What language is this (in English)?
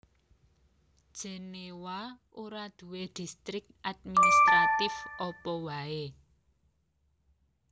Javanese